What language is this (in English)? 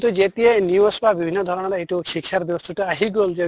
Assamese